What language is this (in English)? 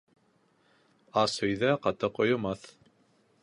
Bashkir